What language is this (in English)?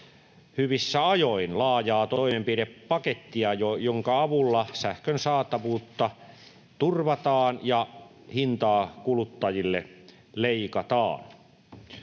Finnish